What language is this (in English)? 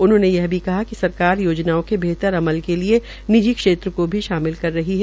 Hindi